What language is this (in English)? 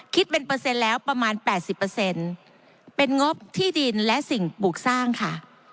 Thai